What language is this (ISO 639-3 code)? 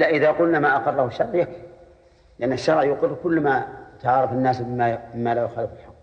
ara